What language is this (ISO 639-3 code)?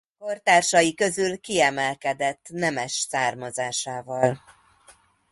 hun